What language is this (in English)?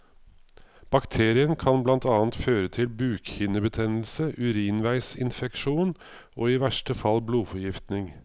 Norwegian